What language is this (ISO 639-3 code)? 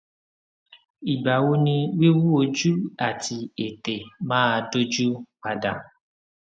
yor